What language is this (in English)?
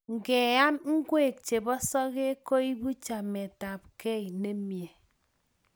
Kalenjin